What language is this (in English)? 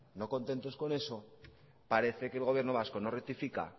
Spanish